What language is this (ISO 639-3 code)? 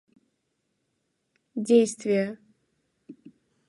rus